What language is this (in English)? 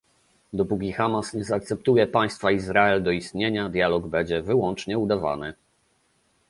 Polish